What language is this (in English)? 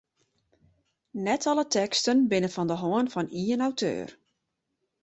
Western Frisian